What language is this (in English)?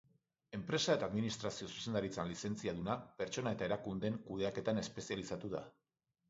Basque